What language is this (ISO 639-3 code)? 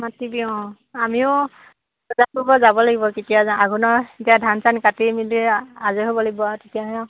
asm